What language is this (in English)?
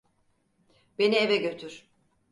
Turkish